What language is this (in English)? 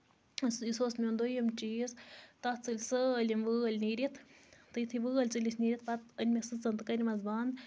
Kashmiri